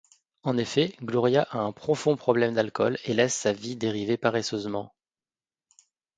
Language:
French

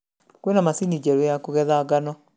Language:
Kikuyu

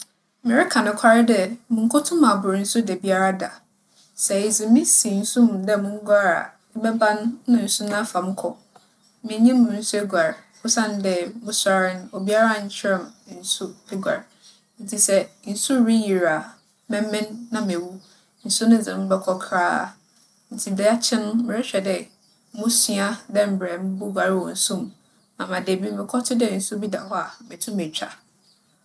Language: Akan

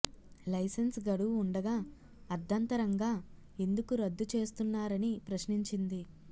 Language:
Telugu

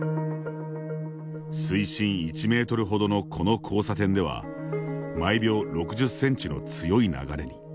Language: Japanese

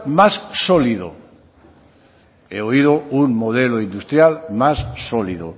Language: Basque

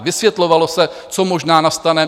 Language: Czech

